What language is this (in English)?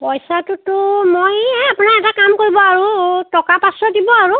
Assamese